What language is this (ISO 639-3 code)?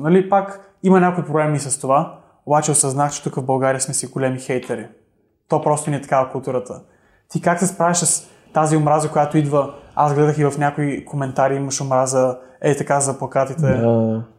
bul